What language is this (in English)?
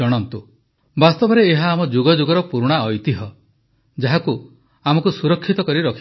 Odia